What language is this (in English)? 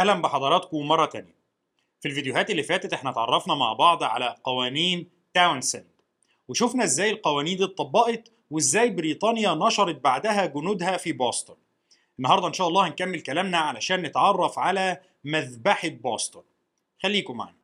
Arabic